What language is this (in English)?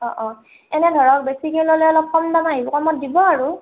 Assamese